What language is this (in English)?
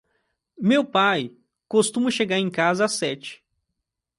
Portuguese